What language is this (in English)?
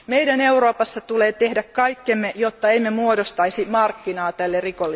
Finnish